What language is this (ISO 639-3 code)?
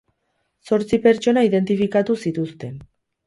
eus